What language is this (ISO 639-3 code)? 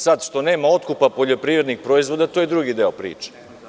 srp